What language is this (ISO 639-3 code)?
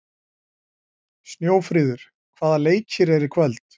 isl